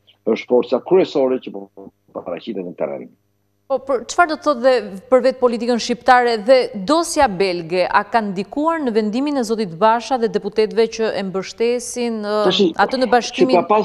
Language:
Romanian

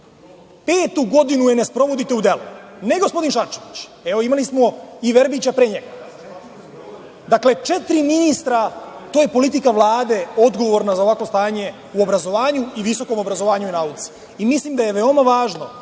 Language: Serbian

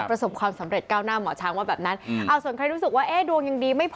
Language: Thai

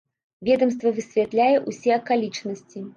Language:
Belarusian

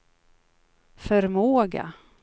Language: Swedish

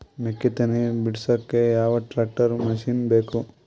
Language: Kannada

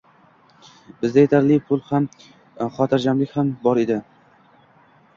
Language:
Uzbek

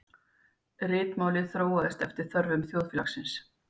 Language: Icelandic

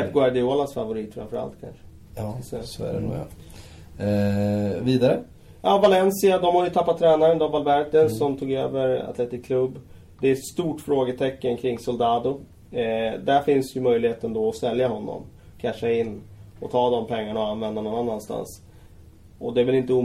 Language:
Swedish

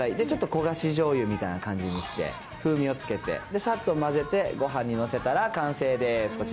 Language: Japanese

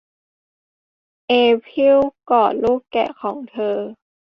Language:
Thai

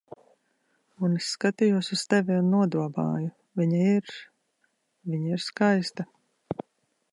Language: Latvian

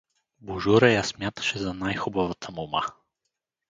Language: Bulgarian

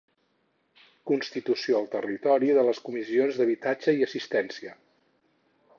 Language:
Catalan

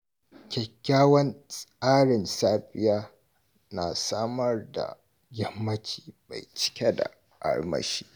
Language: Hausa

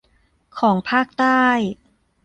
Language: Thai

